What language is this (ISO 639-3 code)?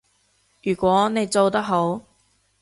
yue